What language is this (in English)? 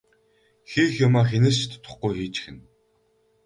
Mongolian